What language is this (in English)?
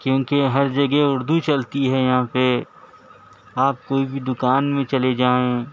Urdu